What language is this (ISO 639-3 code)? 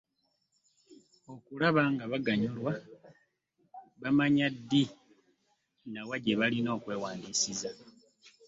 lug